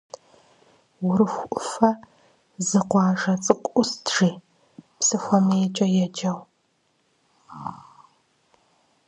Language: Kabardian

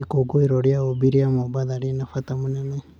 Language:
Kikuyu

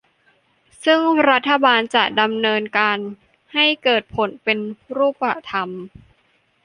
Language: Thai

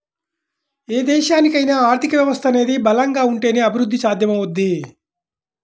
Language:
Telugu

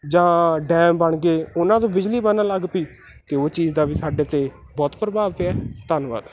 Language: Punjabi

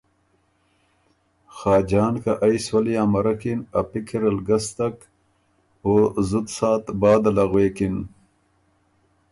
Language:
Ormuri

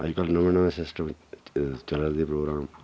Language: Dogri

